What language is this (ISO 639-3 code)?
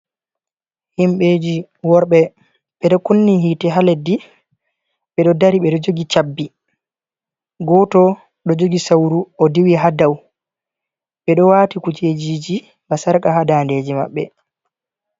ful